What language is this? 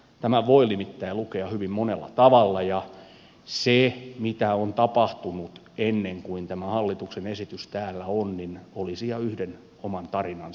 Finnish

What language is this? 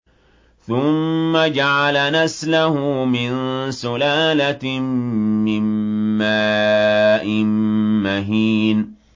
Arabic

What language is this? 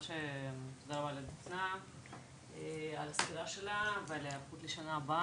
Hebrew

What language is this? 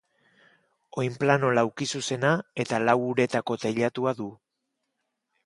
Basque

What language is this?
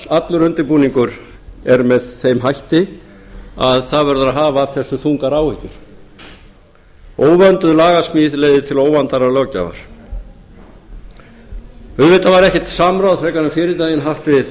Icelandic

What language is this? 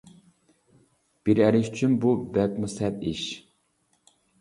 Uyghur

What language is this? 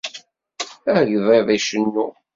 Kabyle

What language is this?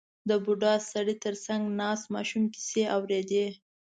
Pashto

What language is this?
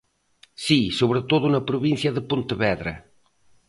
Galician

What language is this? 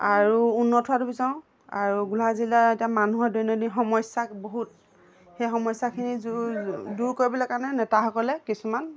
Assamese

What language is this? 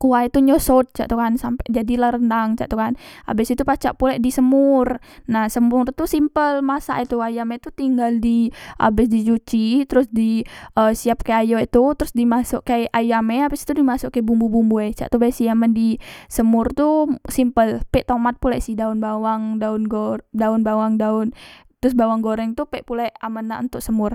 Musi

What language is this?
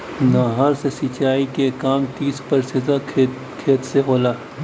Bhojpuri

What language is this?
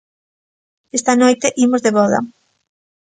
Galician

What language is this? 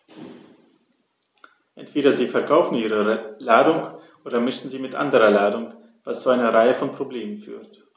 German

